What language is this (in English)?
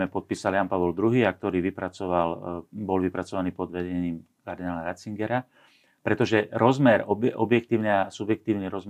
Slovak